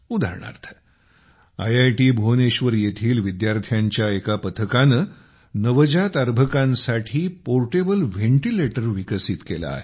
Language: Marathi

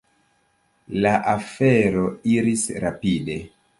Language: Esperanto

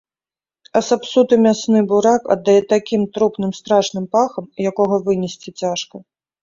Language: Belarusian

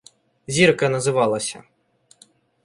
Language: Ukrainian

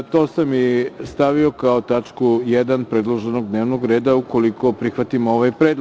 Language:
Serbian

